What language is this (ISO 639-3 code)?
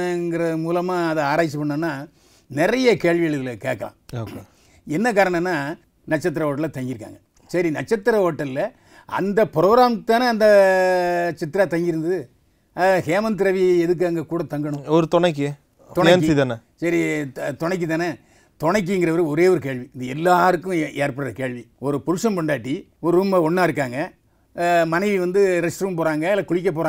tam